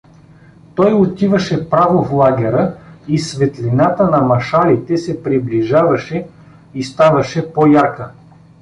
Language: Bulgarian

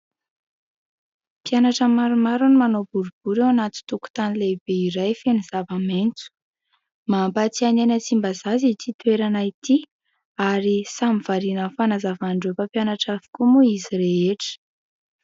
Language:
Malagasy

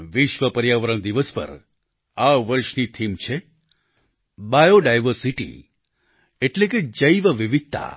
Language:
Gujarati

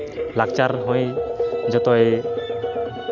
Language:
Santali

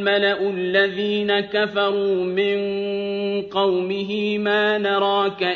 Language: Arabic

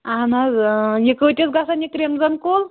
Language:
Kashmiri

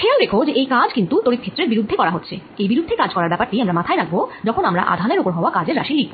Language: Bangla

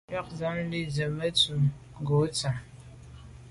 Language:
Medumba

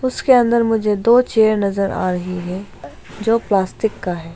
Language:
Hindi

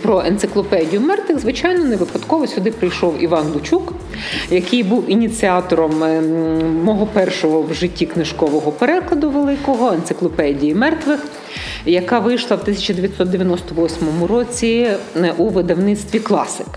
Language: Ukrainian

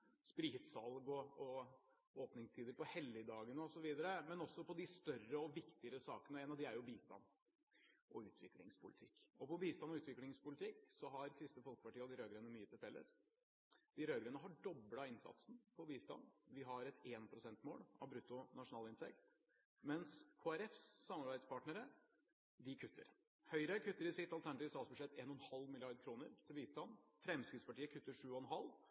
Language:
Norwegian Bokmål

